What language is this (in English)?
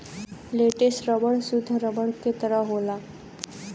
Bhojpuri